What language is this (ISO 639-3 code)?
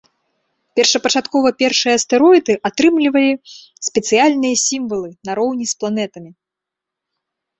bel